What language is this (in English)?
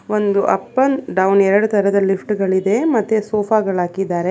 Kannada